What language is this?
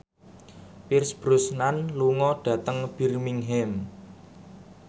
Javanese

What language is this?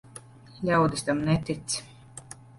Latvian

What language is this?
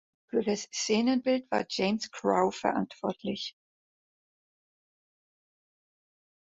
German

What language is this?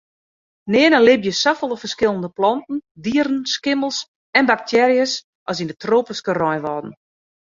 Western Frisian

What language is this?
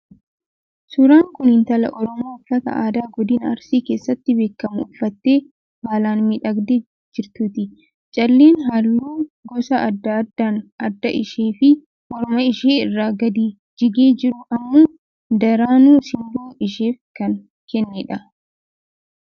Oromo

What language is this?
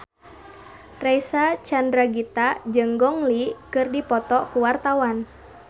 Sundanese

